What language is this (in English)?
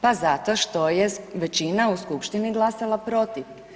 Croatian